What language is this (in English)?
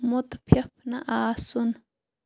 Kashmiri